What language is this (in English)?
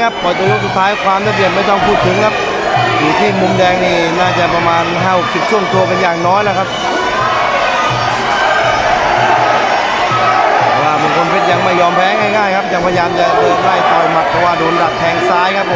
Thai